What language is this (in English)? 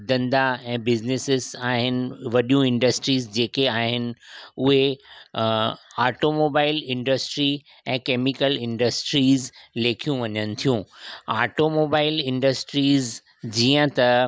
Sindhi